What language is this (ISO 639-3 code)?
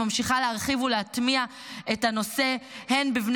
heb